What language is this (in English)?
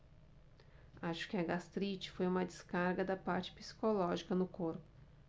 Portuguese